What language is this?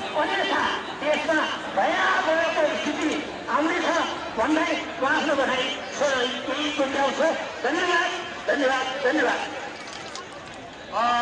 Arabic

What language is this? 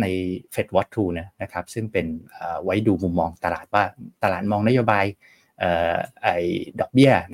Thai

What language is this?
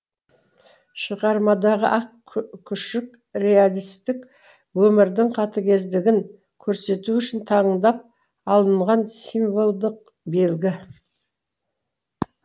Kazakh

